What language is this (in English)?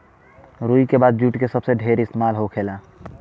Bhojpuri